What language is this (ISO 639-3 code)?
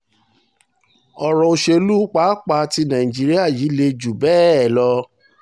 yor